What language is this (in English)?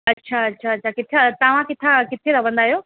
Sindhi